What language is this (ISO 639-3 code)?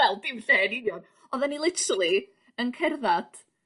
cym